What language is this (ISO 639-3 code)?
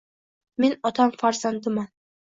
uzb